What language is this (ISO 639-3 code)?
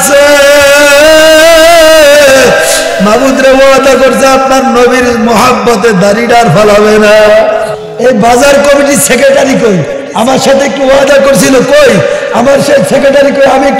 ara